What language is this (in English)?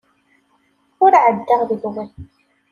Kabyle